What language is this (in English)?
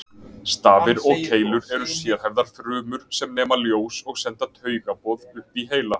Icelandic